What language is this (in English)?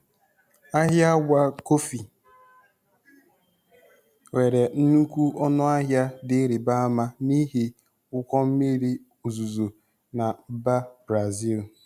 Igbo